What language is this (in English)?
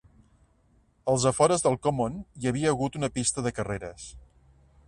Catalan